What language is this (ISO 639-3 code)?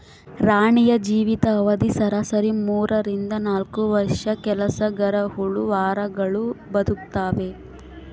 kan